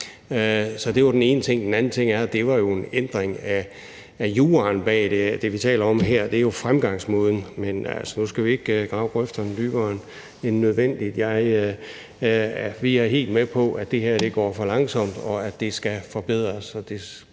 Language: Danish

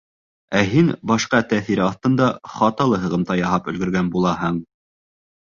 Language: Bashkir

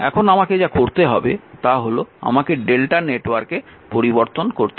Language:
Bangla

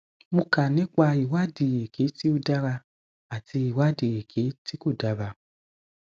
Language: Yoruba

